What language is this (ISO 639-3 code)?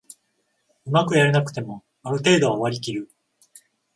jpn